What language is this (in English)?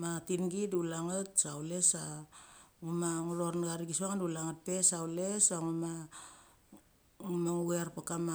Mali